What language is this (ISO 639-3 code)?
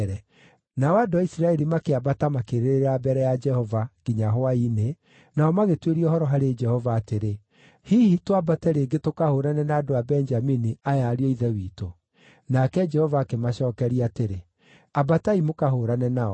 kik